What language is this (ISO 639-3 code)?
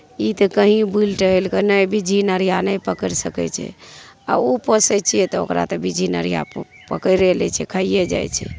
mai